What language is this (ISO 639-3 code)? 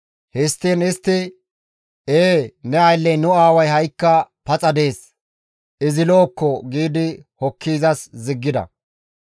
gmv